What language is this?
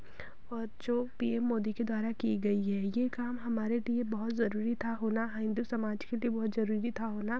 Hindi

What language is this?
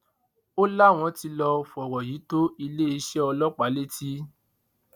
Yoruba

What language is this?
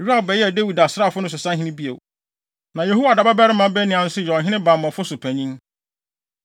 Akan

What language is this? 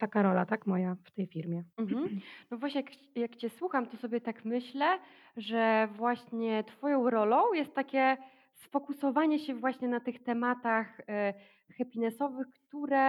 Polish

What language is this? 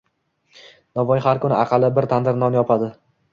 Uzbek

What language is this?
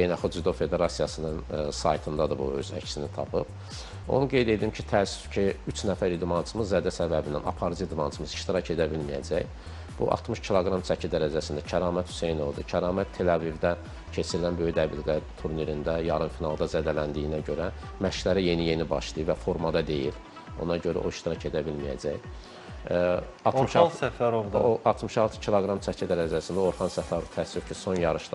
Turkish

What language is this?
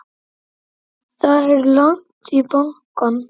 Icelandic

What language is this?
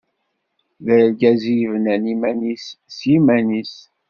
Kabyle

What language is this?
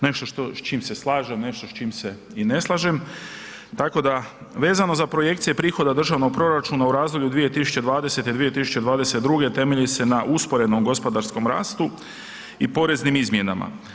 Croatian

